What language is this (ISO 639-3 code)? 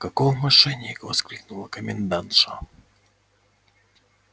rus